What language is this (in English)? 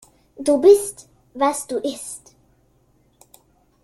German